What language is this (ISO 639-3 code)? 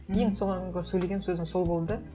kaz